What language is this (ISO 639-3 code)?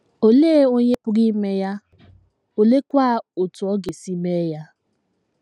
ibo